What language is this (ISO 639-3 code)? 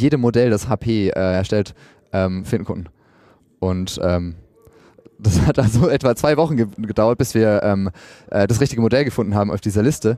deu